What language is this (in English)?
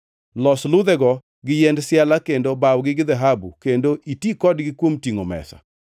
Luo (Kenya and Tanzania)